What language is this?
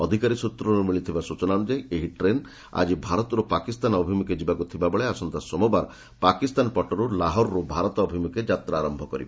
Odia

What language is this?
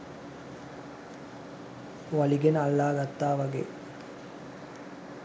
Sinhala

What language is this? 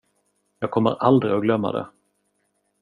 Swedish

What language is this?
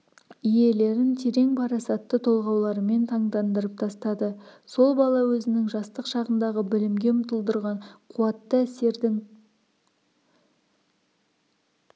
Kazakh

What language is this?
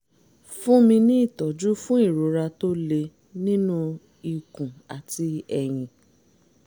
Yoruba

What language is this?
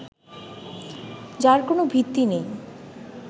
Bangla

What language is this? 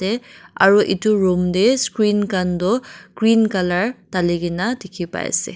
Naga Pidgin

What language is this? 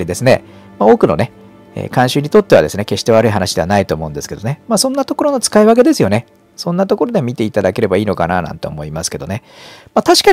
Japanese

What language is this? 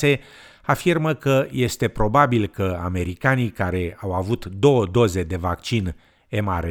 Romanian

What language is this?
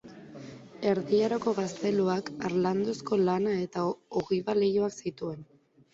Basque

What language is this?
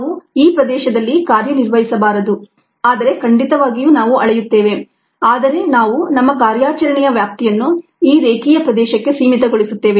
Kannada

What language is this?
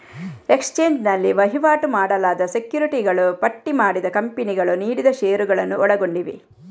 Kannada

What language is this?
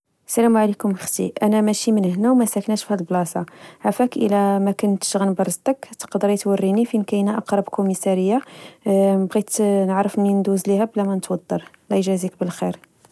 Moroccan Arabic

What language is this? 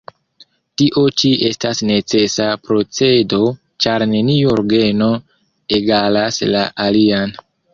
Esperanto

